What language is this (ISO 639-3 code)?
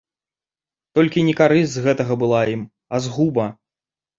bel